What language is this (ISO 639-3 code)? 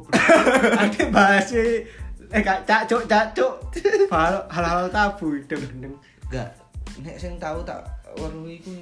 ind